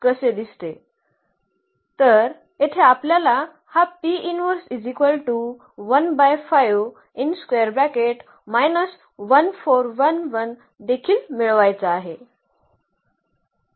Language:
Marathi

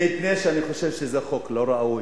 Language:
Hebrew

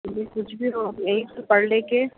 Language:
Urdu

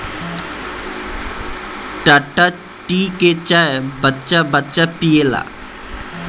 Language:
Bhojpuri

